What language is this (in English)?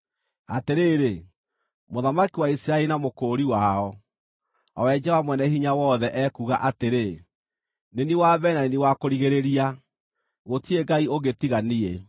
Kikuyu